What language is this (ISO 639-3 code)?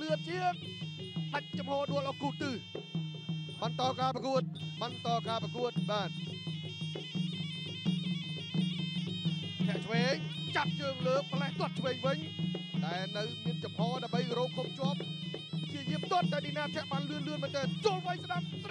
tha